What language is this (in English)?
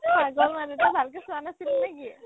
Assamese